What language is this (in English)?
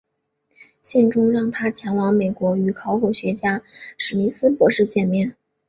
Chinese